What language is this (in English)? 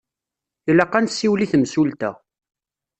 Kabyle